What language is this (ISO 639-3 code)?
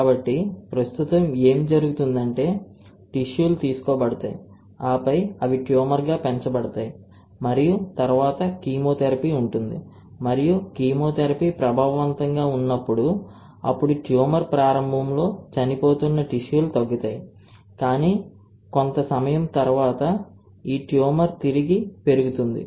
tel